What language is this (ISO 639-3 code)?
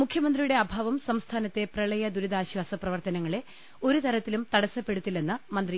mal